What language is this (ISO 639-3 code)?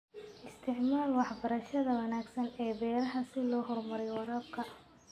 som